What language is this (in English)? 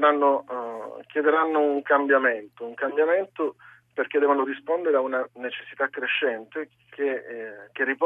Italian